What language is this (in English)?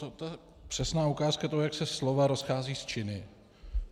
Czech